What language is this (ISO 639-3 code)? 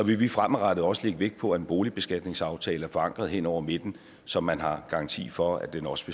dan